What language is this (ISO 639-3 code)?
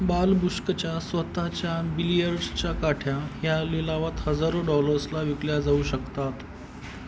mar